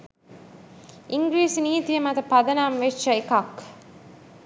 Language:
Sinhala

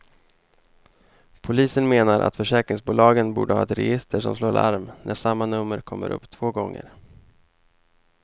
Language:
Swedish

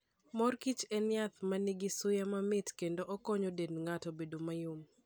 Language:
Luo (Kenya and Tanzania)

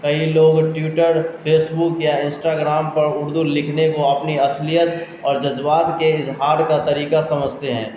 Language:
Urdu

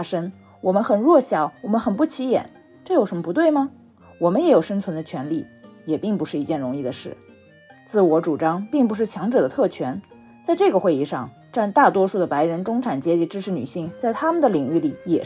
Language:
Chinese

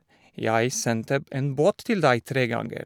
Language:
Norwegian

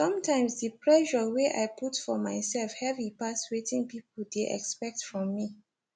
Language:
Nigerian Pidgin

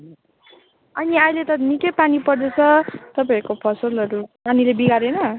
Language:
Nepali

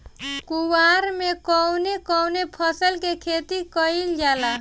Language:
Bhojpuri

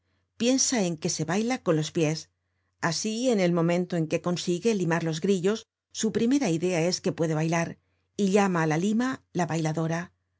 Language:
Spanish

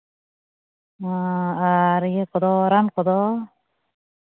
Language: Santali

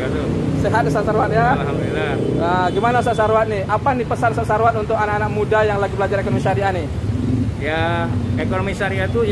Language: Indonesian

